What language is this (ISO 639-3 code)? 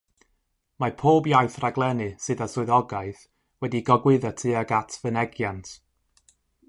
cym